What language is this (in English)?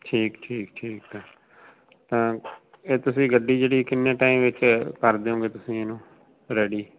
Punjabi